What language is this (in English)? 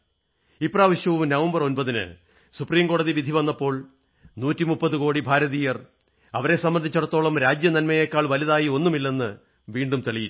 Malayalam